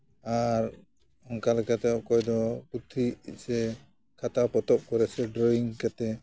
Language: Santali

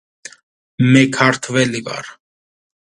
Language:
Georgian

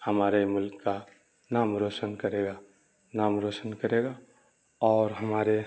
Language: Urdu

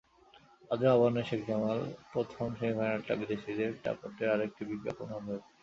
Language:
Bangla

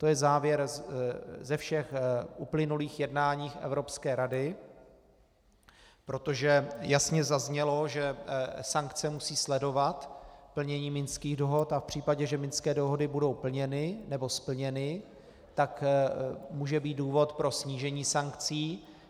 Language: Czech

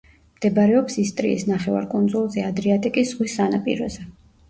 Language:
Georgian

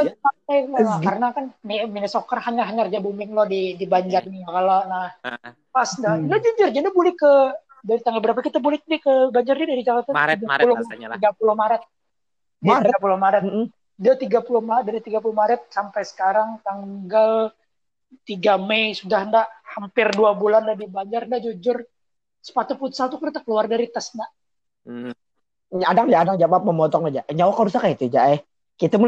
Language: Malay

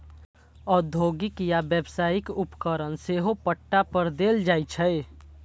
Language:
Maithili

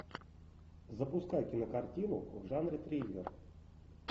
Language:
Russian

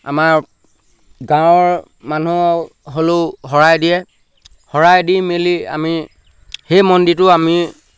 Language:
Assamese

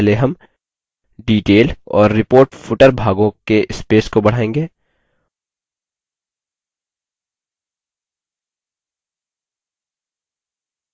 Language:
Hindi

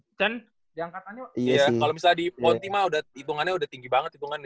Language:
Indonesian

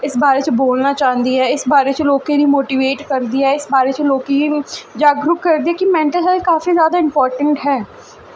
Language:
Dogri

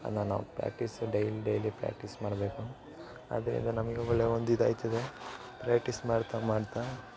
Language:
Kannada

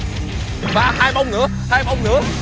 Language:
Vietnamese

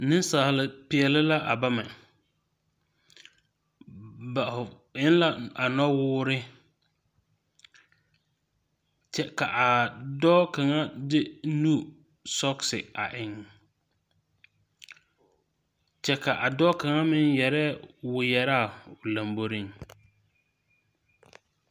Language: Southern Dagaare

